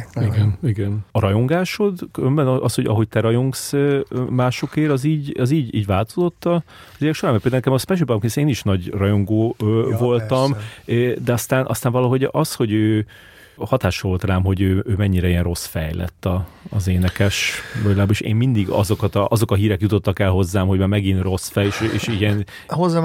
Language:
Hungarian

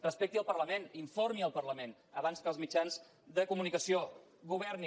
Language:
Catalan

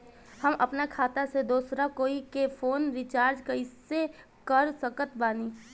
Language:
Bhojpuri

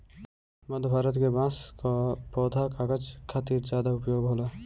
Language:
Bhojpuri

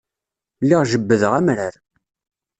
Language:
Kabyle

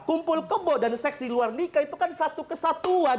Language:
Indonesian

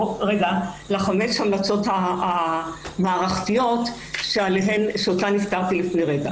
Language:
Hebrew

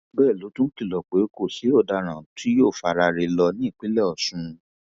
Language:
Yoruba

